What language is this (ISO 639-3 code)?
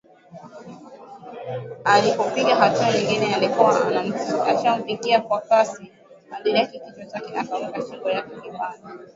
swa